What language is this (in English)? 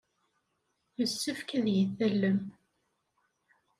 Kabyle